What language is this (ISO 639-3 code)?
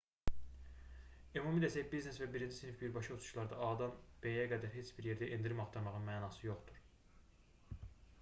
aze